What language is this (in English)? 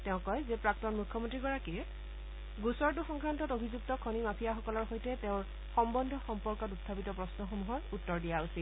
Assamese